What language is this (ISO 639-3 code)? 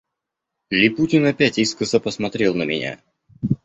rus